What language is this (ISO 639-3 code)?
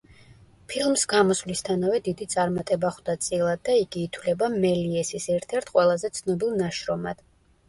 kat